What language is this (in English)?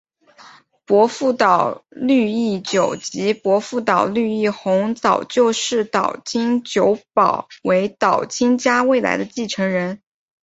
Chinese